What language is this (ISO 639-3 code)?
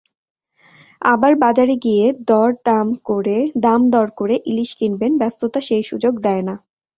ben